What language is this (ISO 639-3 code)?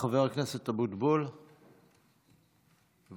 heb